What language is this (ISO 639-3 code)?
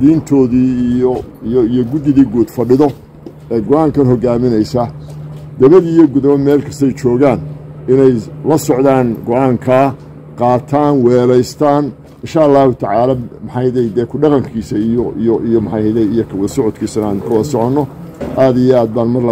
ara